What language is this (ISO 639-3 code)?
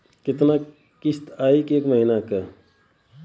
bho